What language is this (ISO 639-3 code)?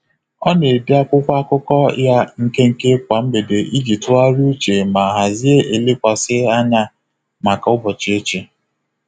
ibo